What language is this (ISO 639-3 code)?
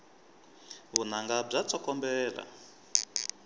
tso